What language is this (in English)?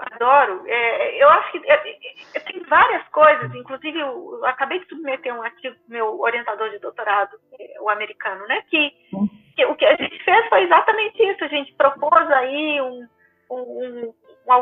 Portuguese